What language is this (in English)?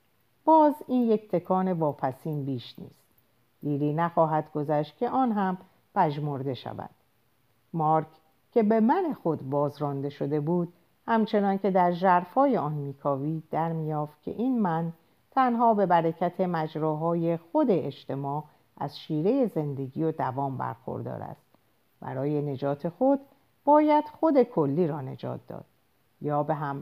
Persian